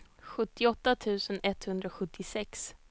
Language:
Swedish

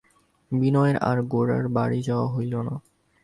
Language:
Bangla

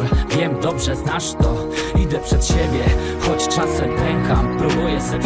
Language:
Polish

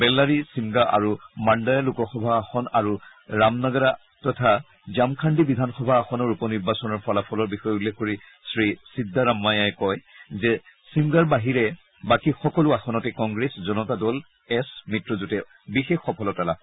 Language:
Assamese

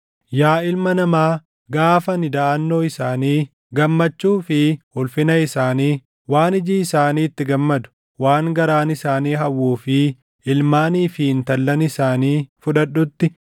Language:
Oromo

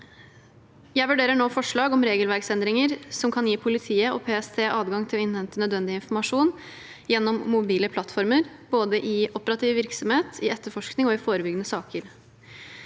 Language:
Norwegian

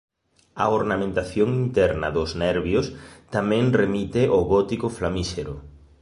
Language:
Galician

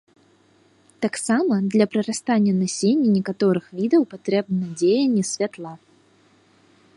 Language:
Belarusian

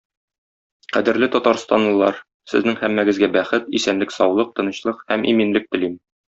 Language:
Tatar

